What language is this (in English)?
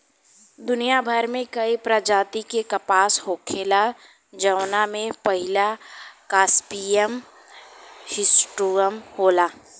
Bhojpuri